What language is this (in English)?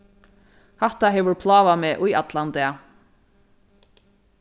Faroese